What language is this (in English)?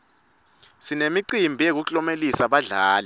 Swati